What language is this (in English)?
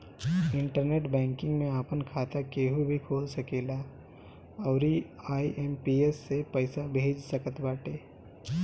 Bhojpuri